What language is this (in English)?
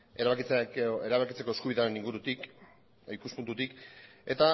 Basque